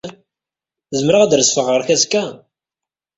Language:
Kabyle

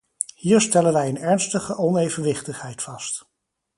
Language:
Dutch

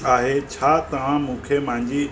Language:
Sindhi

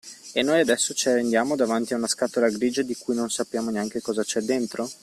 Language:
Italian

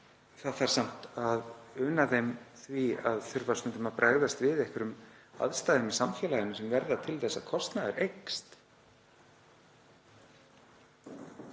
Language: Icelandic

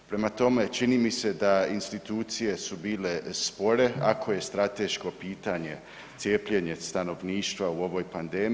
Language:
Croatian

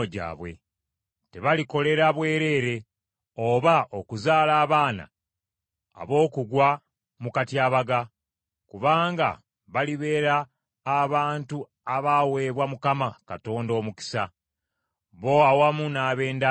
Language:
Ganda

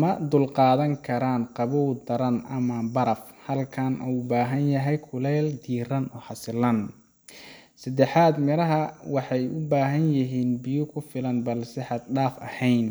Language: Somali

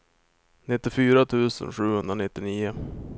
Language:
Swedish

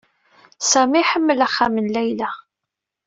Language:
Kabyle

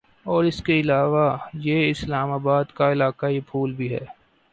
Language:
Urdu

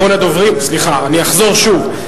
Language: Hebrew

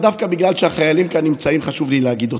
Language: Hebrew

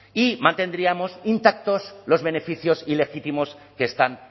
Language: Spanish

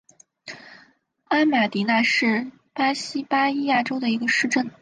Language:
Chinese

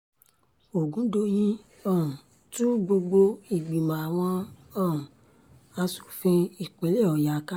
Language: Yoruba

